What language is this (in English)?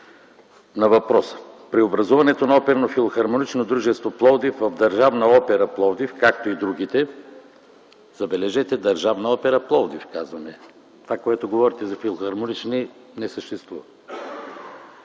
Bulgarian